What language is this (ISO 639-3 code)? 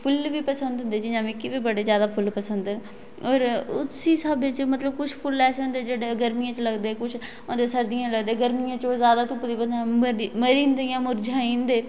doi